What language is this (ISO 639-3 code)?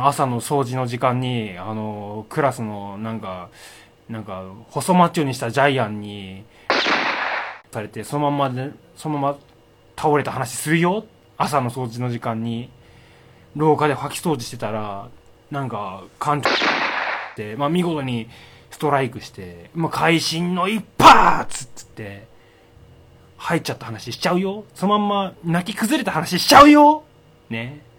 jpn